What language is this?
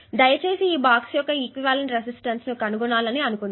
Telugu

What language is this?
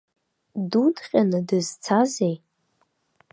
Abkhazian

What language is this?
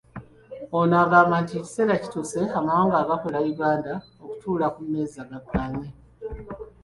Ganda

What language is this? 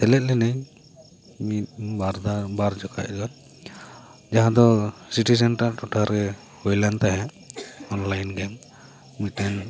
Santali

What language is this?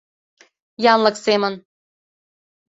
Mari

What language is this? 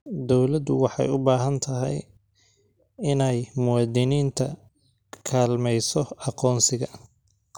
Somali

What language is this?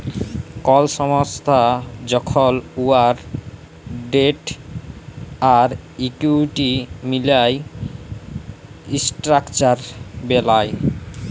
Bangla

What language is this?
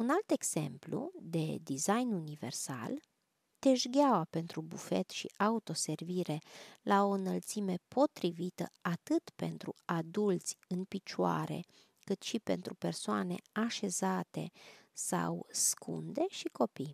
Romanian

